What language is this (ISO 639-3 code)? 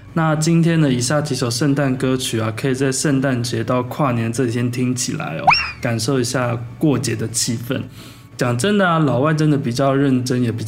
zho